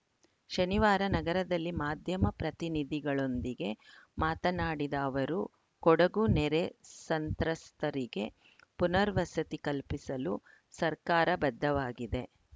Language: Kannada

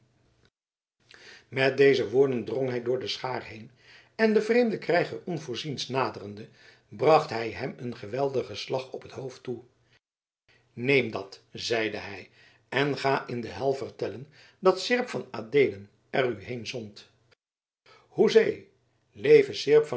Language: Dutch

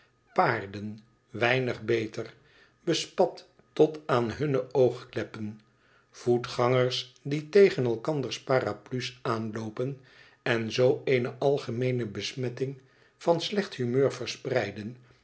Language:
Dutch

